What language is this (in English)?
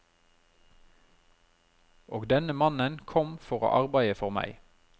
Norwegian